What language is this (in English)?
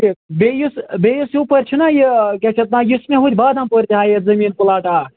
Kashmiri